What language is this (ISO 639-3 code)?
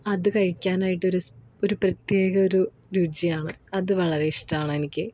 mal